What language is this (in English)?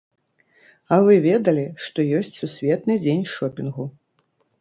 Belarusian